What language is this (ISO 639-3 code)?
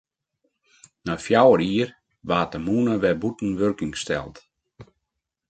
fry